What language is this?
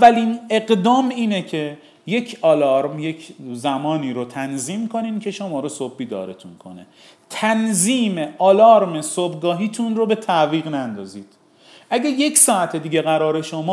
Persian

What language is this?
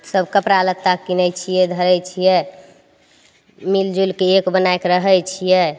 Maithili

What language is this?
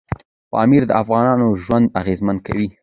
Pashto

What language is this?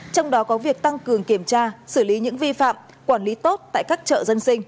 Vietnamese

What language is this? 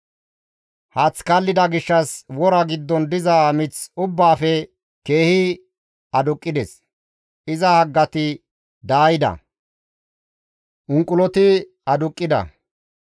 Gamo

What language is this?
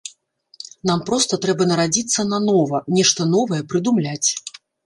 Belarusian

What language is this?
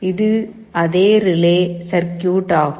Tamil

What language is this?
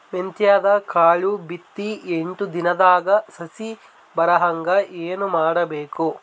Kannada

